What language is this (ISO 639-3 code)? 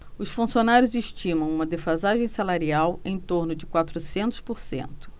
por